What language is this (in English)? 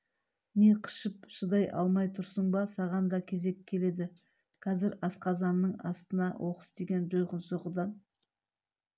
Kazakh